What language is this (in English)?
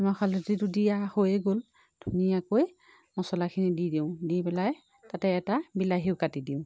Assamese